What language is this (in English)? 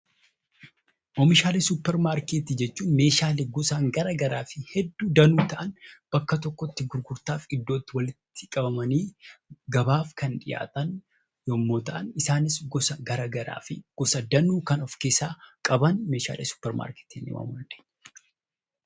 Oromo